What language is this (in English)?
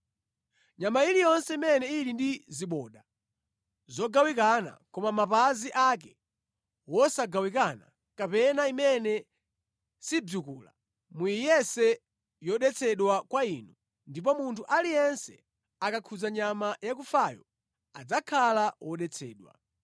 Nyanja